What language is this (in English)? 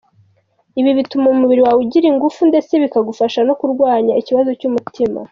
Kinyarwanda